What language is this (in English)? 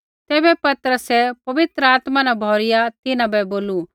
Kullu Pahari